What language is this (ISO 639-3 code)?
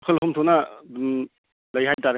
mni